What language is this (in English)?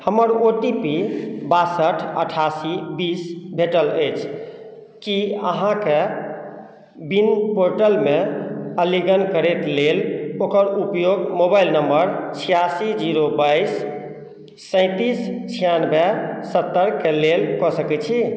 Maithili